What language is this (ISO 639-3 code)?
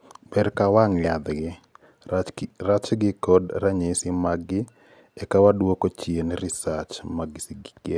luo